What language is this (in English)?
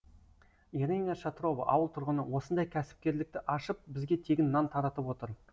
Kazakh